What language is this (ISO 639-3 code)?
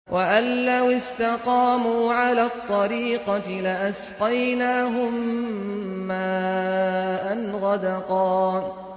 ara